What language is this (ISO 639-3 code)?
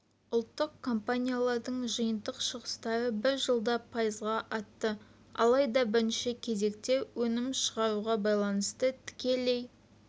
kaz